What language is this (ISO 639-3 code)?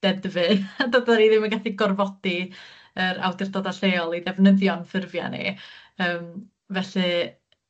cym